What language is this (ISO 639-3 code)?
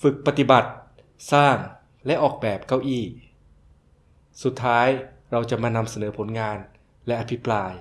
tha